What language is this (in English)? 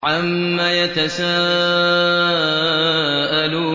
Arabic